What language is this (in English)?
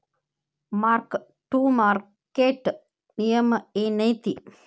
Kannada